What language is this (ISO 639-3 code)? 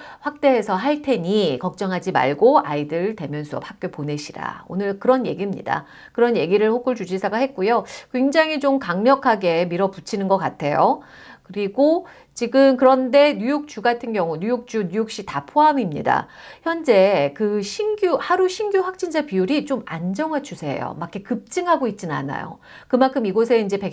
kor